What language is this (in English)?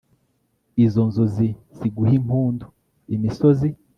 Kinyarwanda